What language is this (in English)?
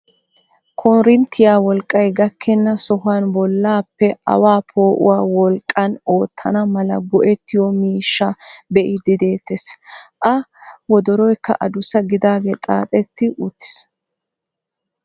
Wolaytta